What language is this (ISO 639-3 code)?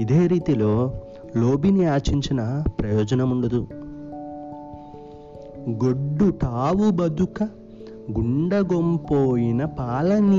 tel